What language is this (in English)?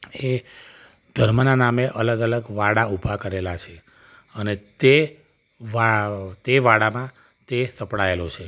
Gujarati